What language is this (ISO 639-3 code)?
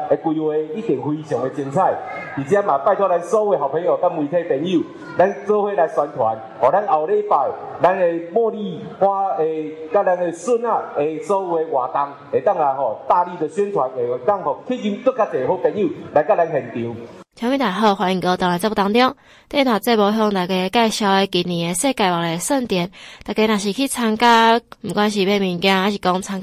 zho